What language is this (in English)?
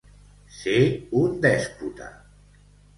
Catalan